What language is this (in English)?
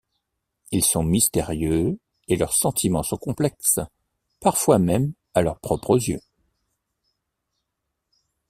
French